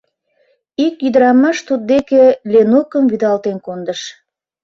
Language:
Mari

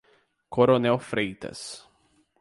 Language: Portuguese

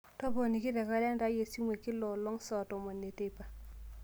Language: Masai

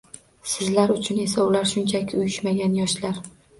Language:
Uzbek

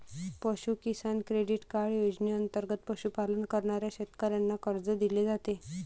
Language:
Marathi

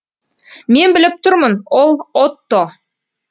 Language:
Kazakh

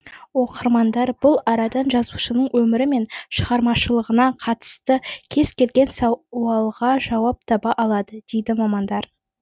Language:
Kazakh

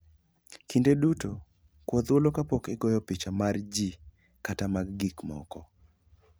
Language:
Luo (Kenya and Tanzania)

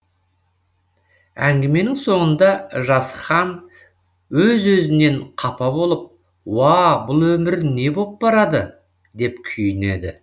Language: Kazakh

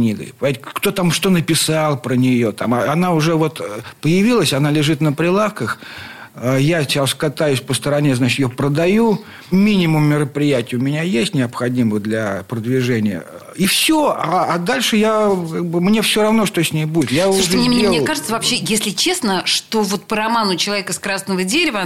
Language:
Russian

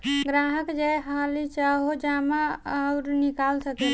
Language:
Bhojpuri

